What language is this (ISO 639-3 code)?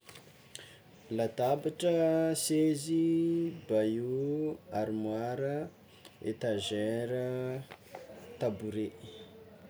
xmw